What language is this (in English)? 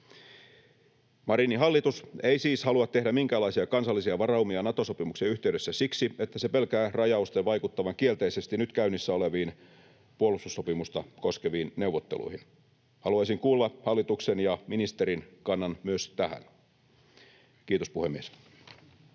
Finnish